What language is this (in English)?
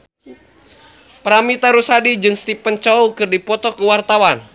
Sundanese